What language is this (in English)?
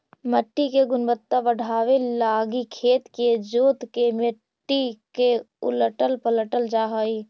Magahi